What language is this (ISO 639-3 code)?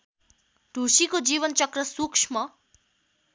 nep